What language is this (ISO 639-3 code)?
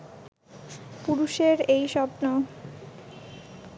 ben